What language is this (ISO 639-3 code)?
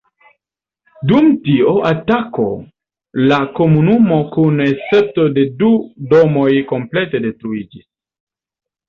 epo